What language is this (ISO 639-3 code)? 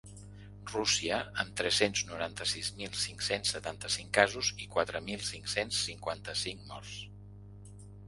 cat